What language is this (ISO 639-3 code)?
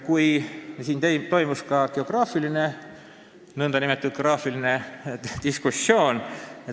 est